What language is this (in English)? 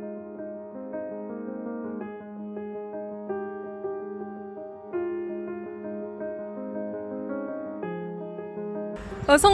Korean